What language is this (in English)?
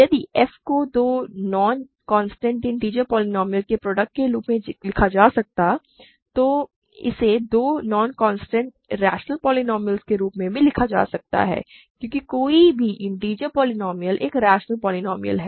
Hindi